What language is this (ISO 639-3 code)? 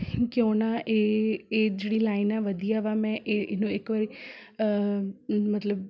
pan